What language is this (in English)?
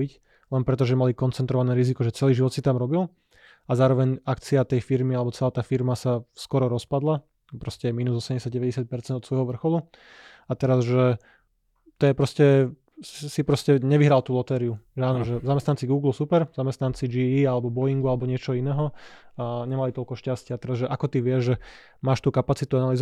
Slovak